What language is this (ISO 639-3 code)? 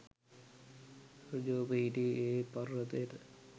sin